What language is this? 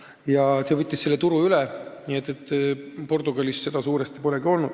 Estonian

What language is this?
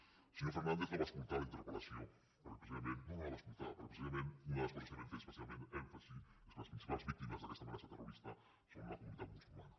Catalan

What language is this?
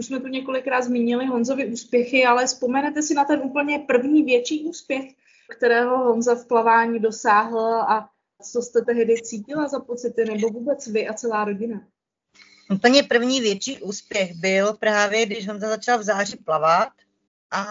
Czech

